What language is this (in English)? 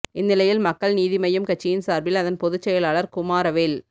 Tamil